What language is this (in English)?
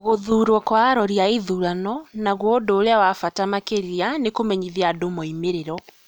Kikuyu